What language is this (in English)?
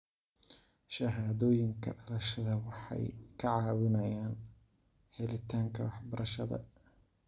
Somali